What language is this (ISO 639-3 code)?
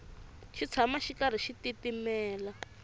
tso